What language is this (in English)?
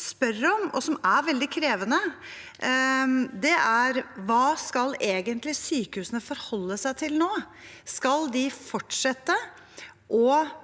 Norwegian